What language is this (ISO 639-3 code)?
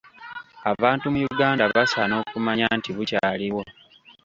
lug